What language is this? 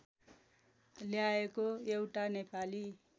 Nepali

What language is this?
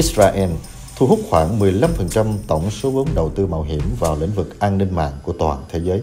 Vietnamese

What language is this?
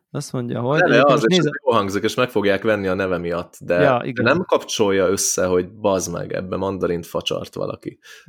Hungarian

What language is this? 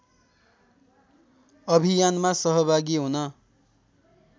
Nepali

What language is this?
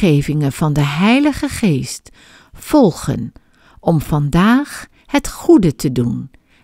Dutch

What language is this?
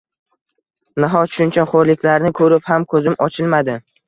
Uzbek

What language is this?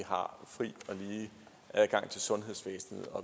Danish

